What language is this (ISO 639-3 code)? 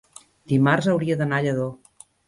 cat